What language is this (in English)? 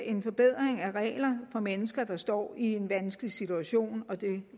Danish